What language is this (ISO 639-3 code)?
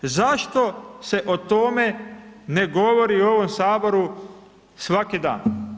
hrv